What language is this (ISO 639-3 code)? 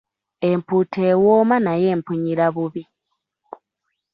lug